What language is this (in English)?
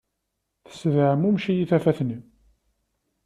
Kabyle